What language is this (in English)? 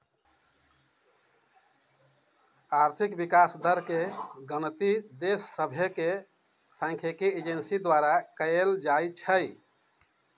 Magahi